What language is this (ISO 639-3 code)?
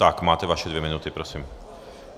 ces